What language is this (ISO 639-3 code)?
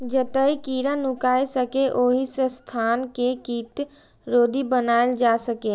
mai